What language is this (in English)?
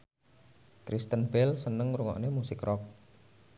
Javanese